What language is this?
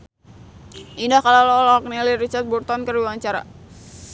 Sundanese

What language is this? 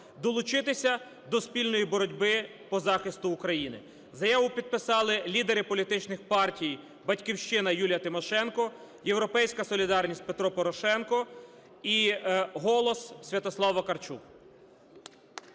Ukrainian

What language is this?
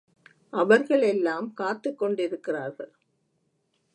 Tamil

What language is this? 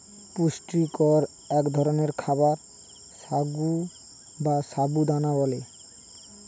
Bangla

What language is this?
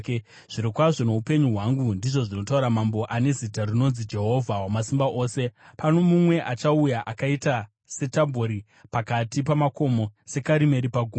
Shona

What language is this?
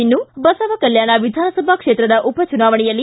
Kannada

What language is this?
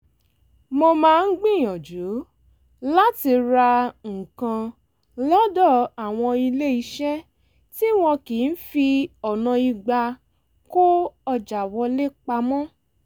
Yoruba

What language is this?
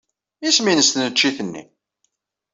Kabyle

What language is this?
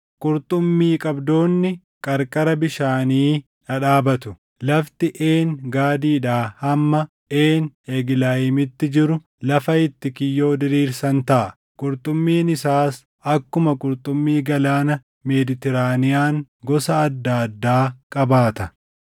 Oromo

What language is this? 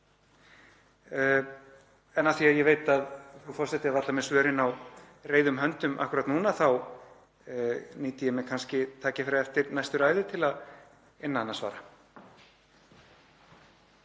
Icelandic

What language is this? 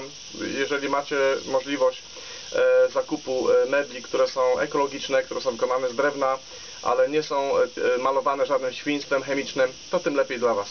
Polish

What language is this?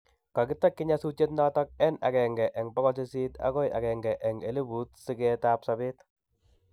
Kalenjin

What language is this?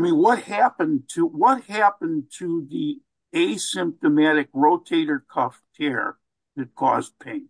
English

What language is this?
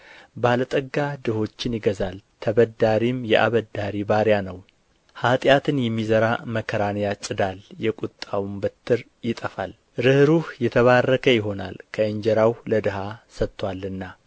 Amharic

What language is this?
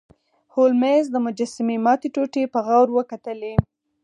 Pashto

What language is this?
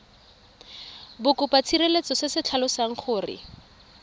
Tswana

